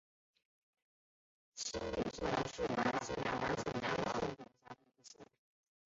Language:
Chinese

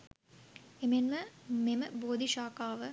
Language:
Sinhala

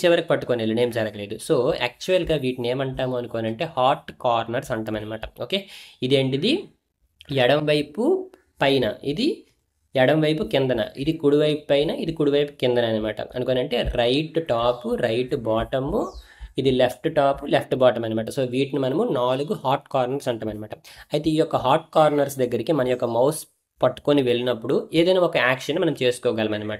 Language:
Telugu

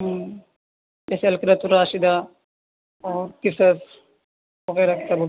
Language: Urdu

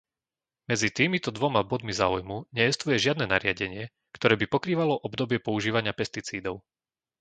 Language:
Slovak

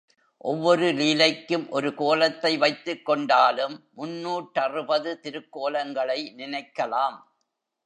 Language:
Tamil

